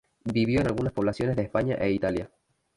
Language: Spanish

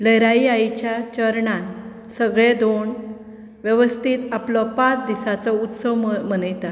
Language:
Konkani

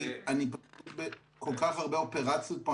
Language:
Hebrew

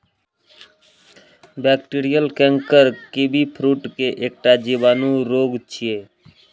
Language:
Maithili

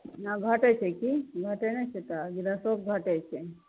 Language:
Maithili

